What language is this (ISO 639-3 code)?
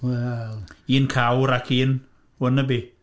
cym